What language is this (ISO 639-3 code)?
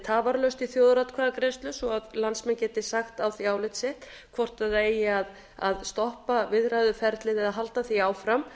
isl